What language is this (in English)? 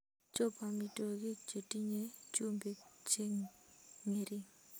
Kalenjin